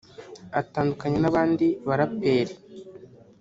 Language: Kinyarwanda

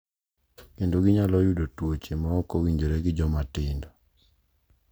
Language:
Luo (Kenya and Tanzania)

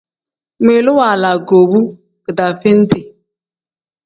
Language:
Tem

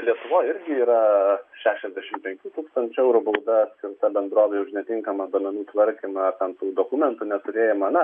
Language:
Lithuanian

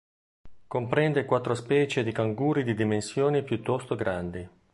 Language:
Italian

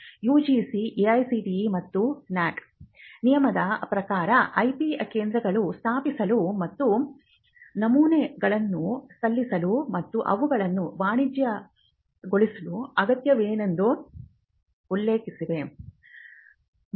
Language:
Kannada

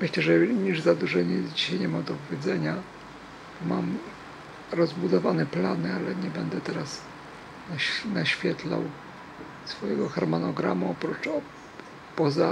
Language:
Polish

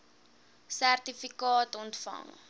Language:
Afrikaans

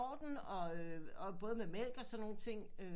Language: Danish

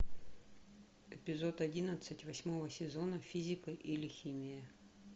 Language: Russian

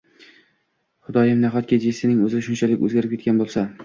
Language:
Uzbek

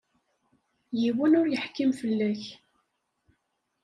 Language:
Kabyle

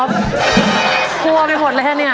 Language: Thai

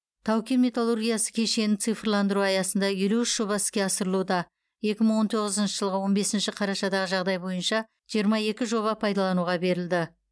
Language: Kazakh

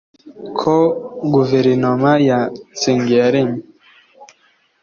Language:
Kinyarwanda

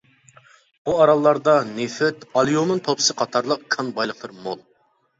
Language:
Uyghur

